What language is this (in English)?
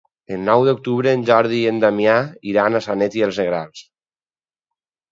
Catalan